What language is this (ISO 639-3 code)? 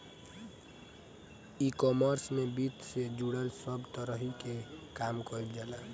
bho